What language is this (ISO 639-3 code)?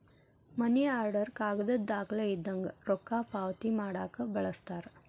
kan